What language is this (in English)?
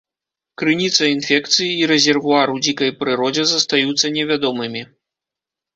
Belarusian